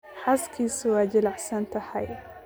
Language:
Somali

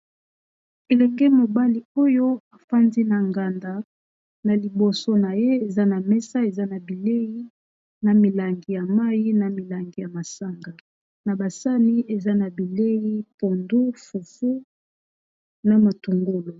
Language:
Lingala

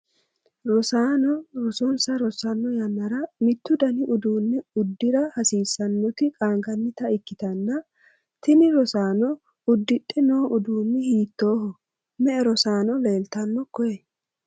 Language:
Sidamo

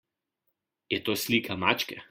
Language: Slovenian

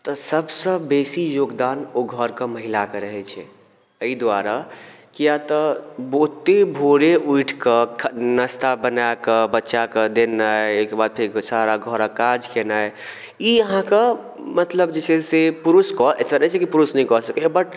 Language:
Maithili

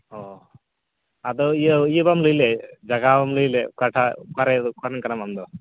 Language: Santali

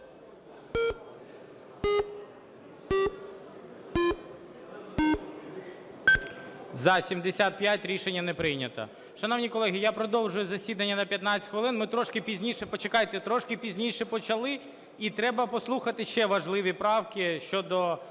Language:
Ukrainian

